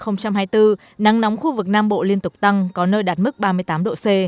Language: Vietnamese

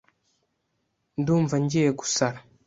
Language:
Kinyarwanda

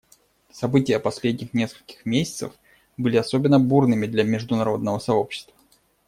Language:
Russian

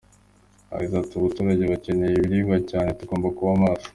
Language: Kinyarwanda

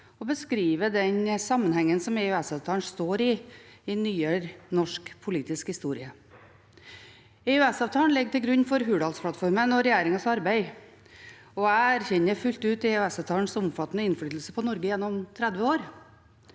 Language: Norwegian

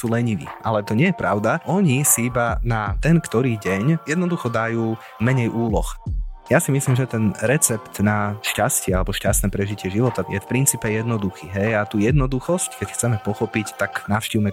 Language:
Slovak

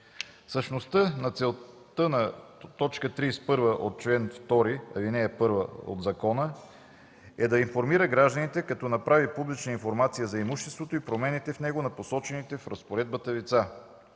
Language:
Bulgarian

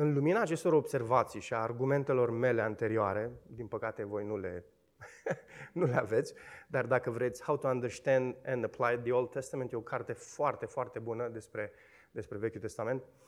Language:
Romanian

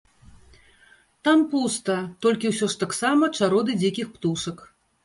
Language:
Belarusian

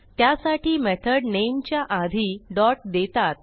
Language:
Marathi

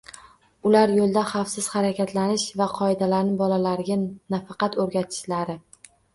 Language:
Uzbek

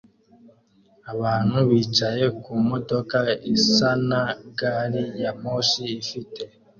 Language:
Kinyarwanda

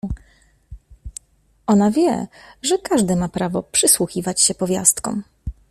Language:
Polish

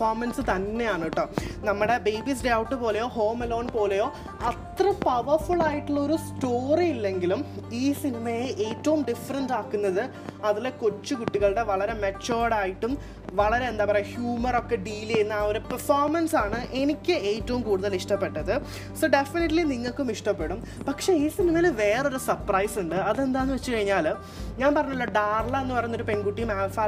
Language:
Malayalam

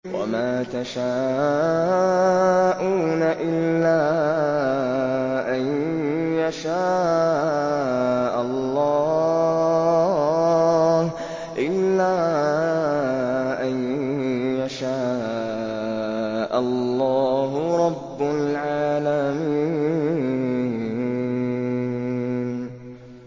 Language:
Arabic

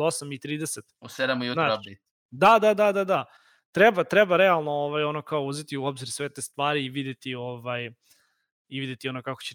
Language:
Croatian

